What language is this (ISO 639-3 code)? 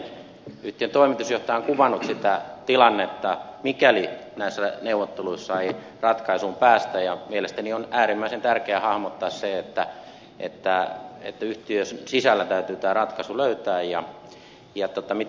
fin